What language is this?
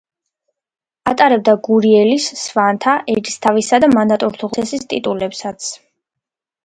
Georgian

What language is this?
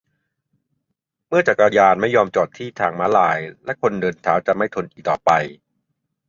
Thai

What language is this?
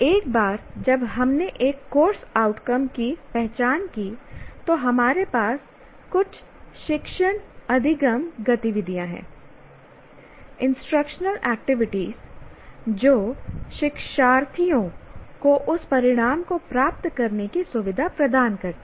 Hindi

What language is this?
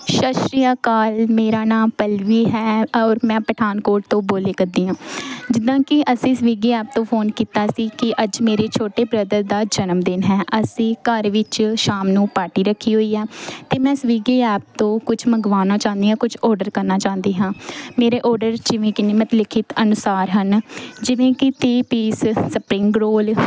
Punjabi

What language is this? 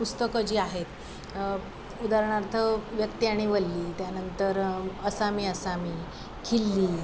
Marathi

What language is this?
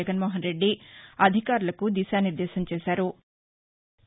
Telugu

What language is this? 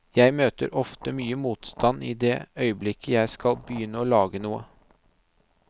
Norwegian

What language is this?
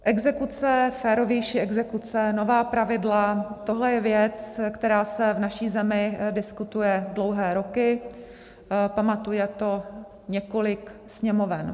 Czech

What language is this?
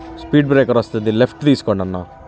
Telugu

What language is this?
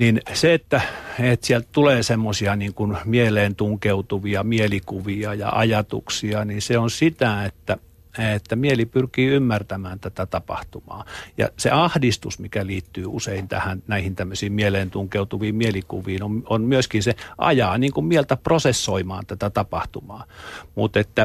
Finnish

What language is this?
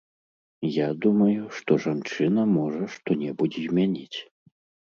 Belarusian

